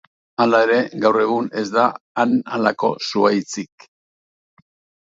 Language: Basque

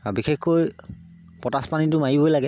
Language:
Assamese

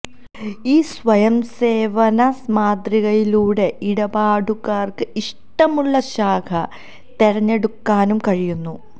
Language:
Malayalam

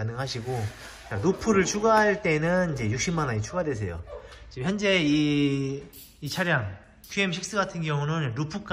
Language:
Korean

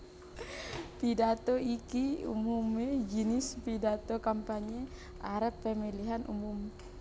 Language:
Javanese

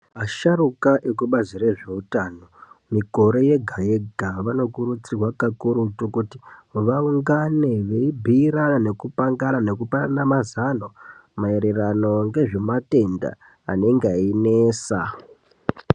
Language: Ndau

